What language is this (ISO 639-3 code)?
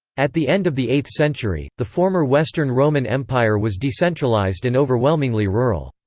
eng